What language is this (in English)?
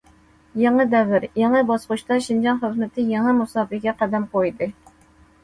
Uyghur